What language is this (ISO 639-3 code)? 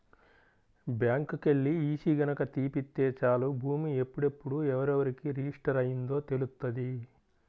tel